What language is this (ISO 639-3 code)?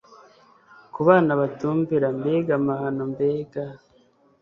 kin